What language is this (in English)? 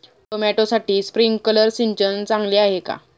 Marathi